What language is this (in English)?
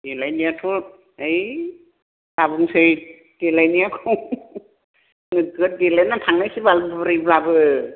Bodo